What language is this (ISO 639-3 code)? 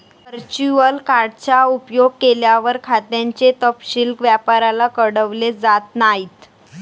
mar